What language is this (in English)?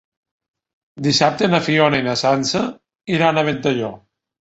Catalan